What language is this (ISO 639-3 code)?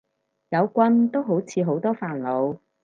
yue